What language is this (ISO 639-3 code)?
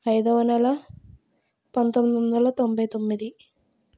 tel